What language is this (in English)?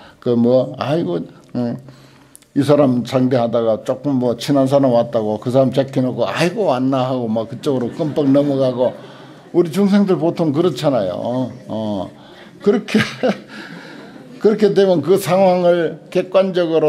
Korean